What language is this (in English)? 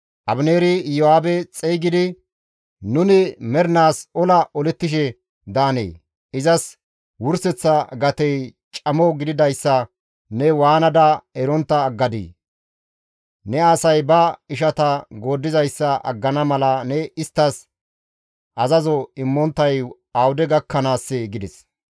Gamo